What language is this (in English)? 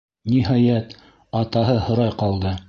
Bashkir